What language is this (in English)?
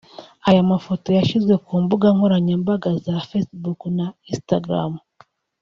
Kinyarwanda